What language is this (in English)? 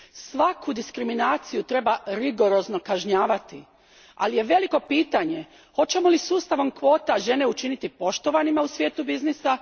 Croatian